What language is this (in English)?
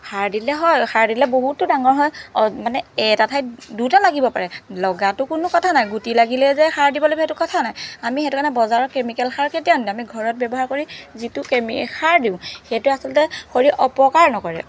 Assamese